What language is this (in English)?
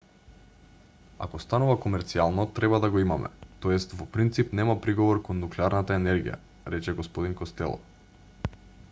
Macedonian